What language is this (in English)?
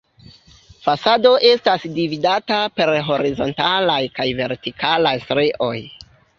Esperanto